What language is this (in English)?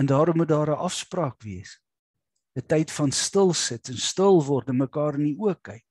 Dutch